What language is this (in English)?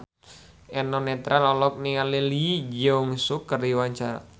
Sundanese